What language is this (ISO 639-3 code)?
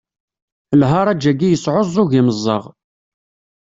kab